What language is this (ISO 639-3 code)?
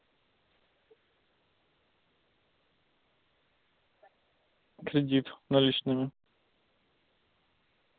rus